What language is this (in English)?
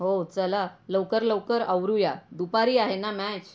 Marathi